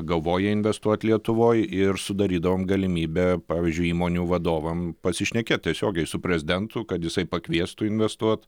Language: Lithuanian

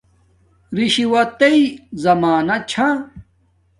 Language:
Domaaki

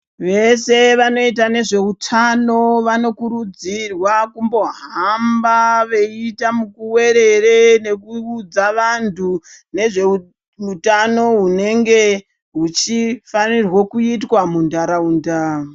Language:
Ndau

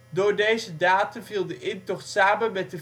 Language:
Dutch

